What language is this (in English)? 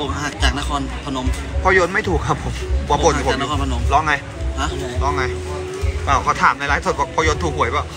Thai